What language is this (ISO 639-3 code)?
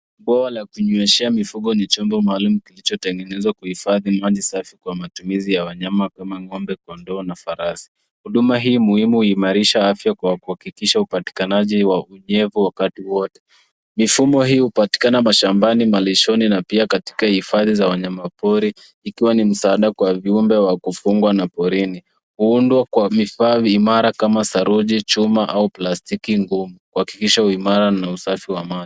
swa